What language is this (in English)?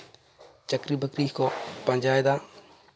Santali